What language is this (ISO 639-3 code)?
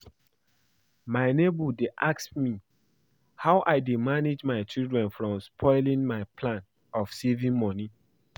pcm